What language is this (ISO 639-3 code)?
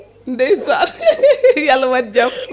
ful